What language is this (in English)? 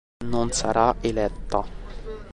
Italian